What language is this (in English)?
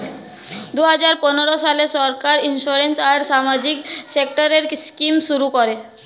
Bangla